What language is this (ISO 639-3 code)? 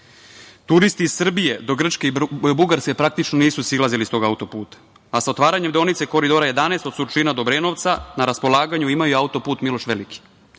srp